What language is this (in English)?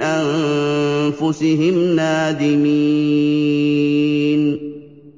Arabic